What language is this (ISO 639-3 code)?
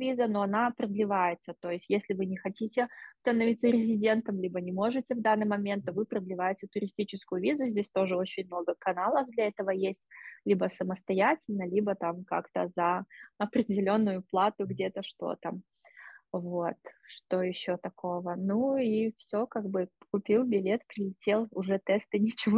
rus